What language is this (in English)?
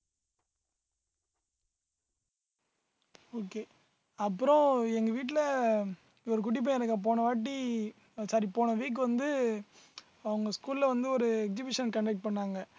Tamil